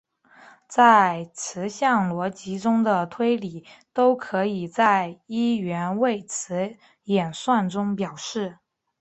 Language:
Chinese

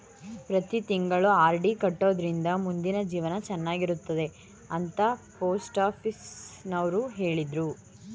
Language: Kannada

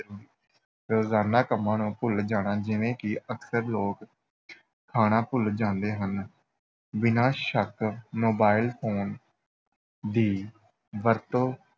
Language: Punjabi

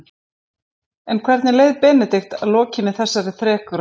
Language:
Icelandic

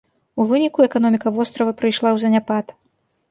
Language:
Belarusian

